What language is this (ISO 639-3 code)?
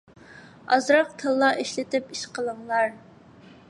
uig